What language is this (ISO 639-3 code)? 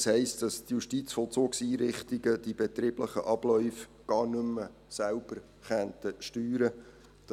gsw